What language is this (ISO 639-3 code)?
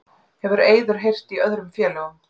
isl